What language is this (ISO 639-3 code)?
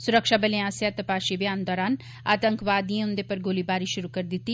doi